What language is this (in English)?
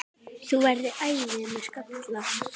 Icelandic